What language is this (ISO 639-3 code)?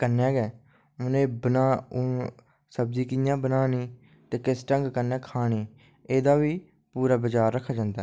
doi